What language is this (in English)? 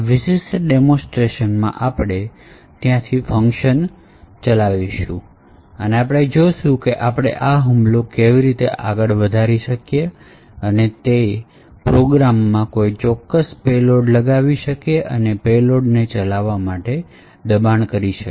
Gujarati